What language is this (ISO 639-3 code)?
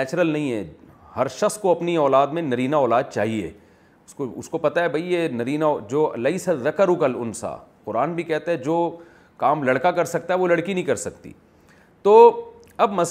urd